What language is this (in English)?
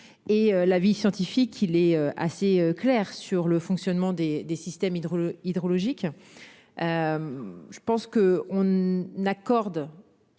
French